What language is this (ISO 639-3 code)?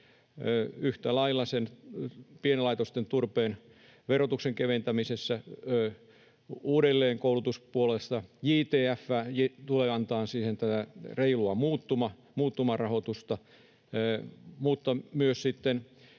fin